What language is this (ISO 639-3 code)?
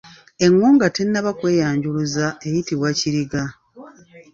lug